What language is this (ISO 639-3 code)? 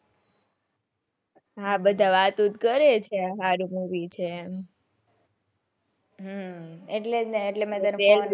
guj